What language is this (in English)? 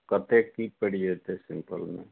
Maithili